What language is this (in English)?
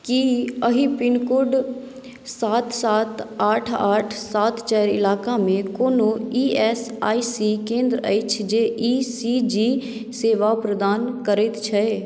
Maithili